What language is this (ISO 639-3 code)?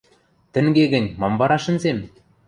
mrj